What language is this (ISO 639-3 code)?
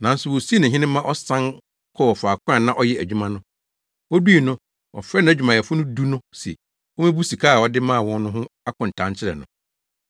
aka